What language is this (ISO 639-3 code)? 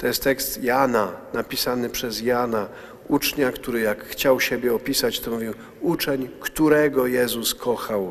pol